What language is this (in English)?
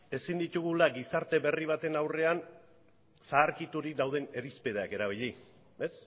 Basque